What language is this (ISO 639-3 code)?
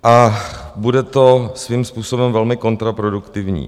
ces